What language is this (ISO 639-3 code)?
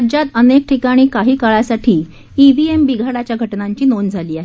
mar